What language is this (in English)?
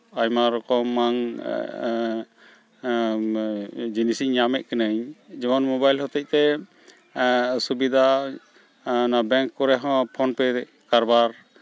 Santali